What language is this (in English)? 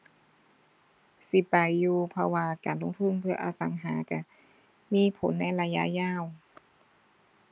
Thai